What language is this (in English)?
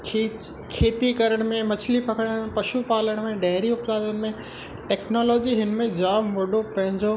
Sindhi